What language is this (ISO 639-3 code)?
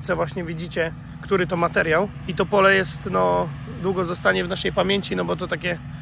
pol